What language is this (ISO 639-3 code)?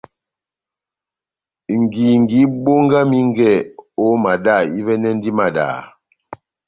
bnm